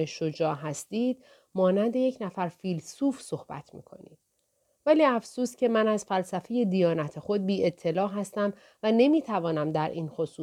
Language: Persian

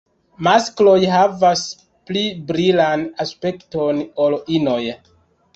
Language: Esperanto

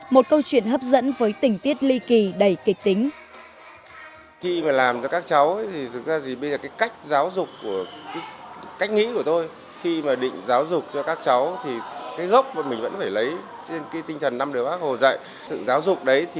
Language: Vietnamese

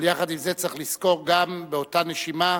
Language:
Hebrew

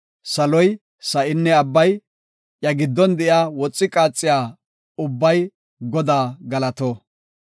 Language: Gofa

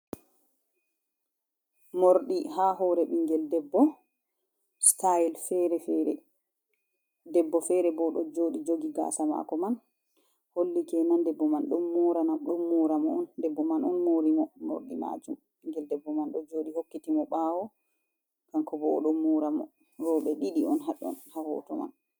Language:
Fula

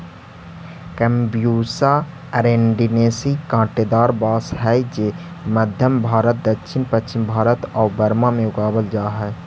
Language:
Magahi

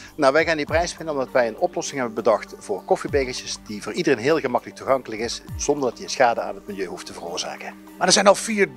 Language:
Dutch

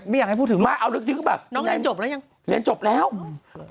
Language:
Thai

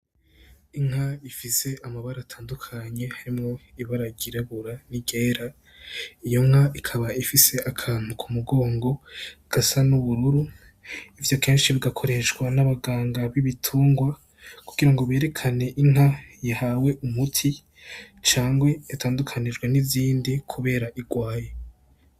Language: Rundi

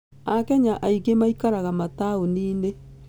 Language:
Kikuyu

